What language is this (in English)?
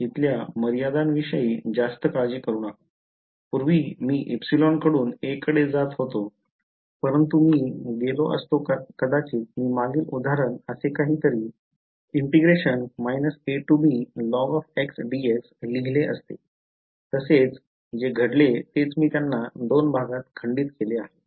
Marathi